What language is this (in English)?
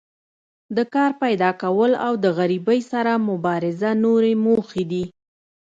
Pashto